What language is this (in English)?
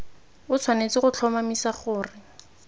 Tswana